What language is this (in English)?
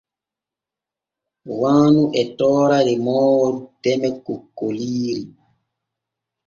Borgu Fulfulde